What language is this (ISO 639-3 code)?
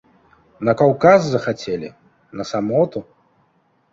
bel